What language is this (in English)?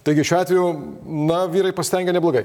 Lithuanian